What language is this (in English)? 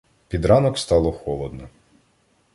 Ukrainian